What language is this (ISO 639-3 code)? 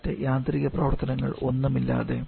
mal